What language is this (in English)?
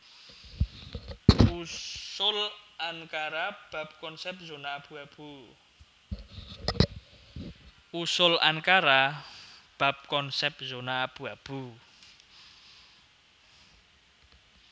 Javanese